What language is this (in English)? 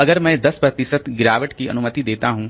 Hindi